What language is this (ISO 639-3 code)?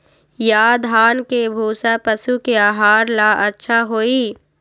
mag